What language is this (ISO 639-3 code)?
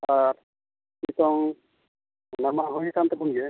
sat